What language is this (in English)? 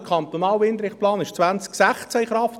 Swiss German